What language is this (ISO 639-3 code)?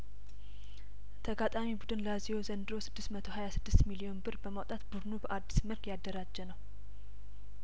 amh